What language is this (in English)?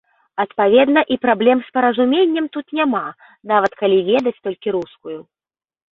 Belarusian